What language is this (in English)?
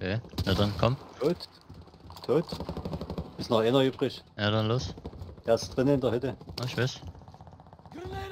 German